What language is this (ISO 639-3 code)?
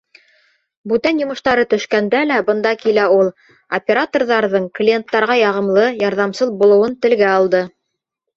bak